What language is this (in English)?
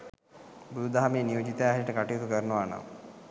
Sinhala